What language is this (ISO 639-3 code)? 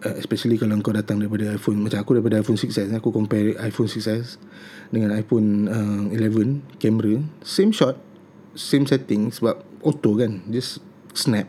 msa